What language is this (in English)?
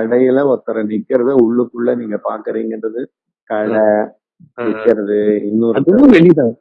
Tamil